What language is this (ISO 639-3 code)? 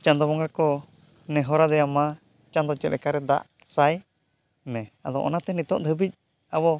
sat